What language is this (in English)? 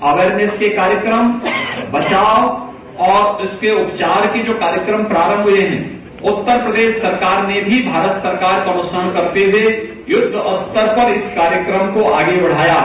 Hindi